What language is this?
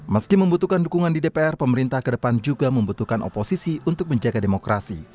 Indonesian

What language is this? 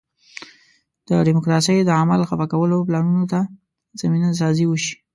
Pashto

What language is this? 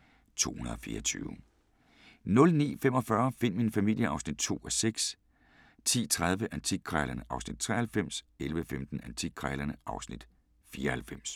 Danish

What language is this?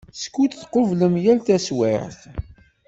Kabyle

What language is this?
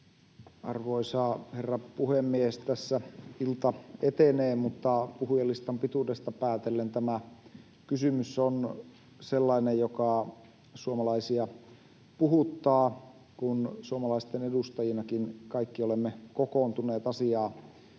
Finnish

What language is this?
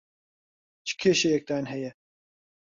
Central Kurdish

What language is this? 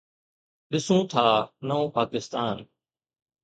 Sindhi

